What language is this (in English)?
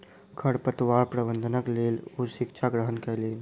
Maithili